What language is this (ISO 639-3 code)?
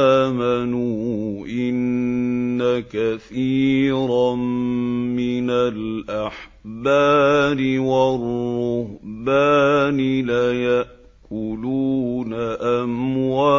ara